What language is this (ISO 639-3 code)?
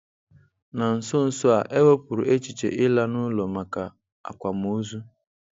ibo